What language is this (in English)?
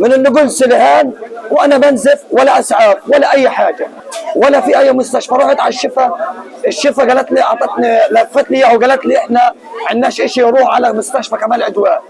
Arabic